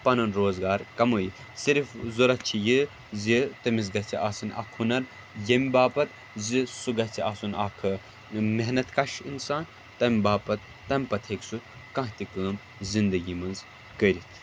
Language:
Kashmiri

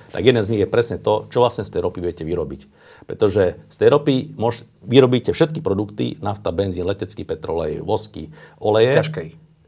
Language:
Slovak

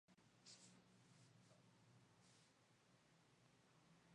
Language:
Spanish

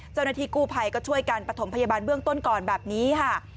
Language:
Thai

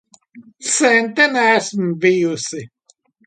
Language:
Latvian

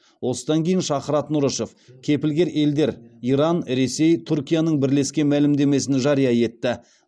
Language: Kazakh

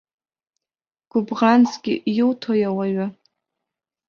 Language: Abkhazian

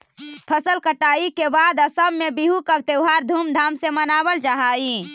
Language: Magahi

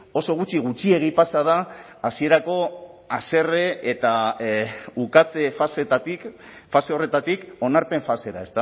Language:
Basque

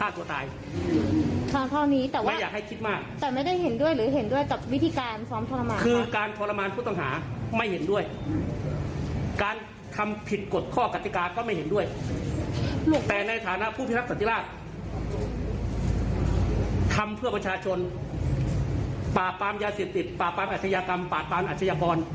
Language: Thai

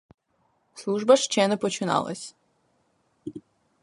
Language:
Ukrainian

